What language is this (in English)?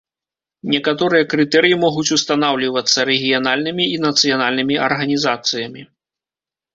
Belarusian